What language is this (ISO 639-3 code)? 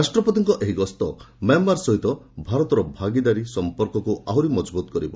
ori